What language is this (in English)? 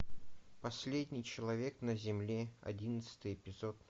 Russian